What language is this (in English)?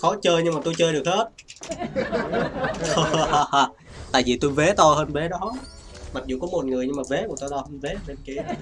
Vietnamese